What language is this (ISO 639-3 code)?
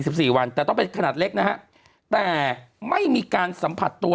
tha